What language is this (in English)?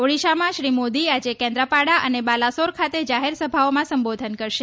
Gujarati